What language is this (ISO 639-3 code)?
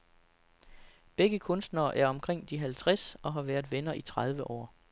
dan